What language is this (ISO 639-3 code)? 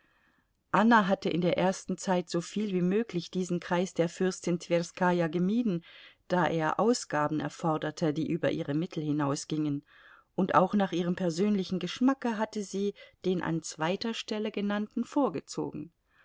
deu